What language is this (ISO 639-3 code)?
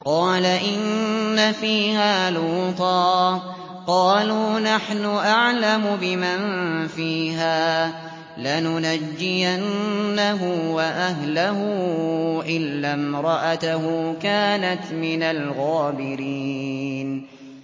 ara